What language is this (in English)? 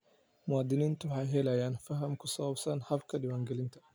Somali